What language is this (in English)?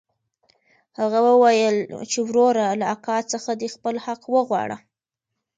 Pashto